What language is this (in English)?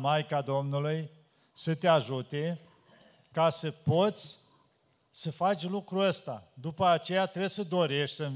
Romanian